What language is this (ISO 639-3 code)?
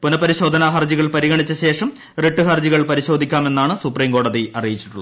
mal